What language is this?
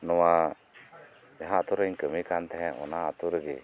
Santali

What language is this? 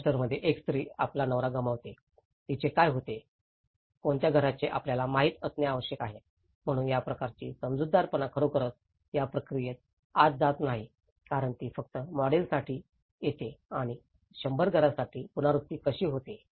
Marathi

